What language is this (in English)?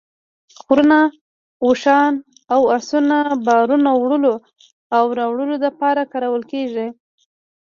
Pashto